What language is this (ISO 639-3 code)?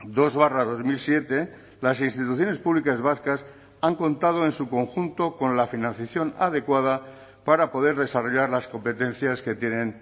spa